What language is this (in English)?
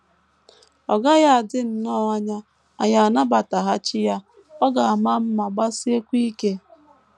Igbo